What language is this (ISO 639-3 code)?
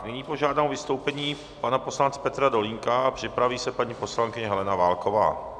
ces